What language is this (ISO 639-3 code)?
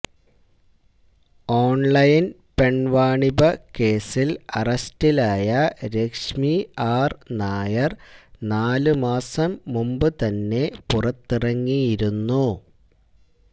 mal